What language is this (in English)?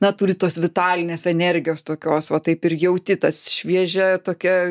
Lithuanian